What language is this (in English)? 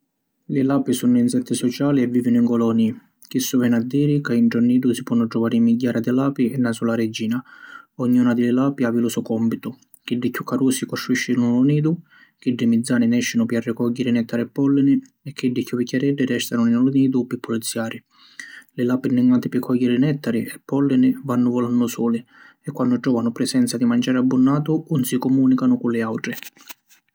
Sicilian